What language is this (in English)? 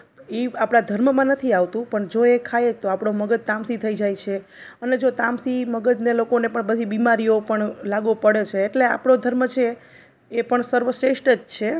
Gujarati